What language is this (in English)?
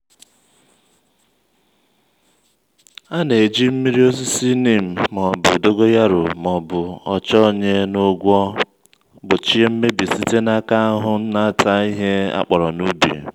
Igbo